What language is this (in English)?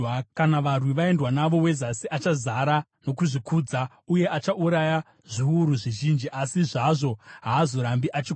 Shona